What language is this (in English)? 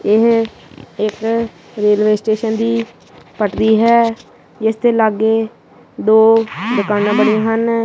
Punjabi